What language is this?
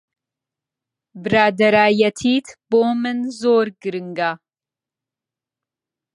Central Kurdish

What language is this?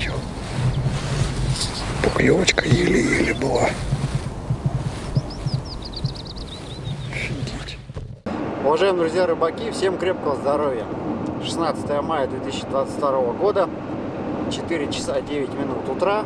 Russian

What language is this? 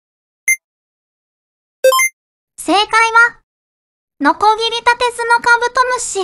Japanese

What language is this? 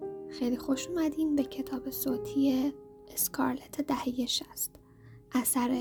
Persian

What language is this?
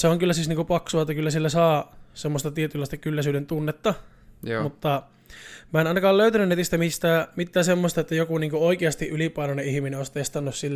Finnish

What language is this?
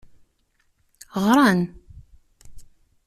Kabyle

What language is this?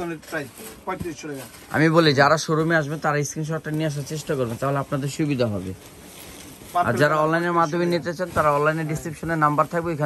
Romanian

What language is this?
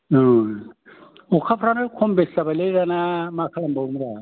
Bodo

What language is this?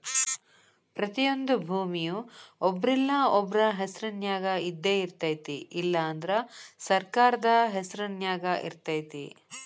Kannada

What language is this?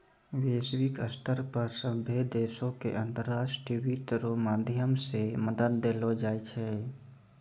Maithili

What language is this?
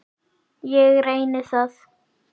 Icelandic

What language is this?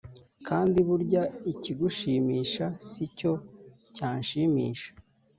Kinyarwanda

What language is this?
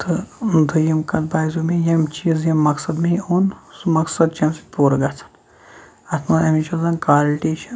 Kashmiri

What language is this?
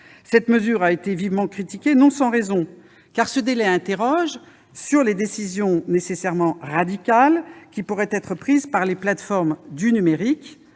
French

